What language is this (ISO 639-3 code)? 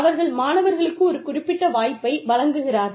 tam